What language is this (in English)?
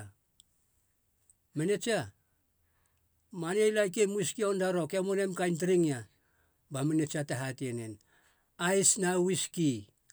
Halia